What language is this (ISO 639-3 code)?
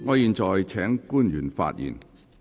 yue